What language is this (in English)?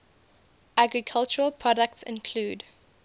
English